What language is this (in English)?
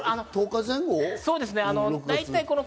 Japanese